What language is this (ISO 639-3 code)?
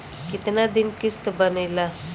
bho